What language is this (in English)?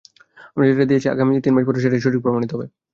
Bangla